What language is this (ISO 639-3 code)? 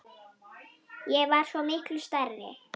isl